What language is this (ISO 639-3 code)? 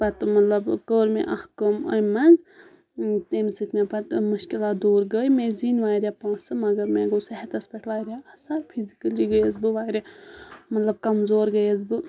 kas